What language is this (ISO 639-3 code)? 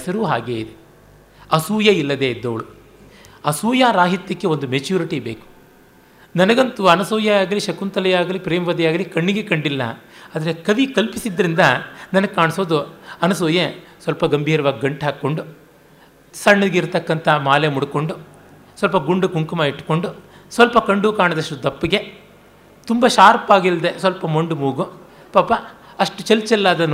kan